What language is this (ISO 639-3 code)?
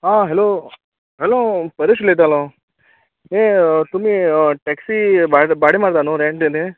kok